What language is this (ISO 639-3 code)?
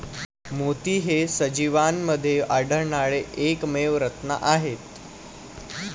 mar